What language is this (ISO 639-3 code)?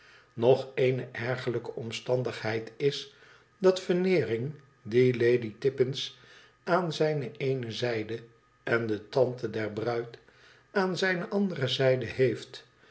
nld